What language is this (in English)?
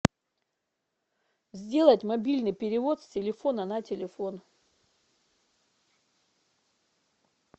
Russian